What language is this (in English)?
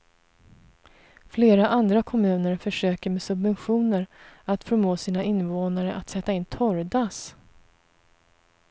Swedish